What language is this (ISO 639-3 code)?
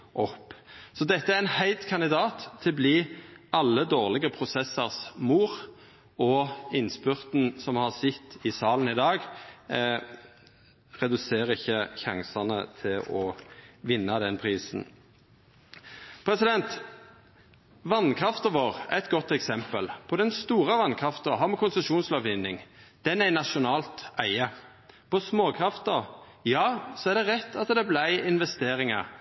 nno